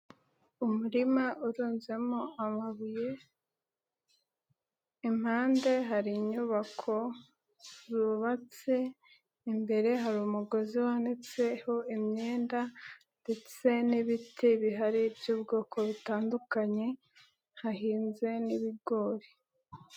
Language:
Kinyarwanda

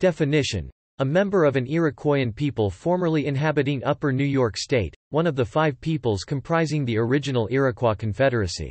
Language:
English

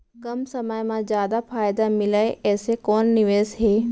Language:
Chhattisgarhi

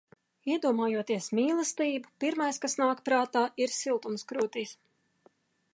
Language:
Latvian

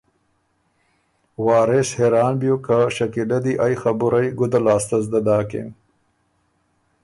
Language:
Ormuri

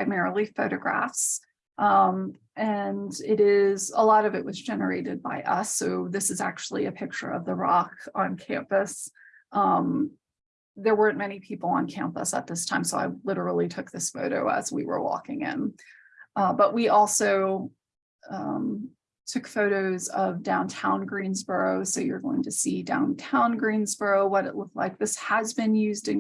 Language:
English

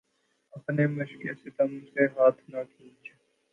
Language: Urdu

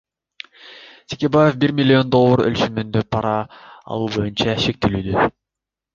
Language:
Kyrgyz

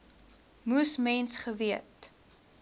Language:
Afrikaans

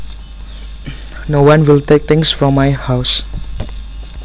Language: Javanese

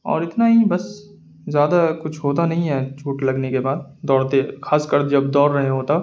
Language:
Urdu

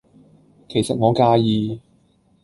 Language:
Cantonese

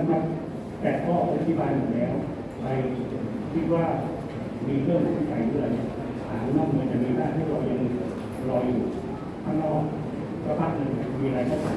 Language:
Thai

